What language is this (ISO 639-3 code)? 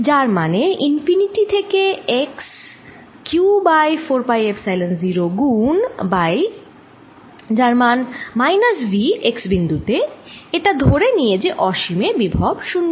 ben